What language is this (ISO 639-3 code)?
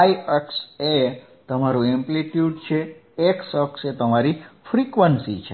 guj